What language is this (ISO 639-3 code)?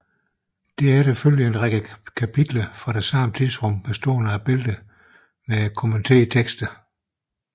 dan